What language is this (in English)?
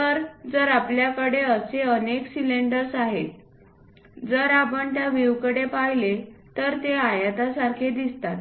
Marathi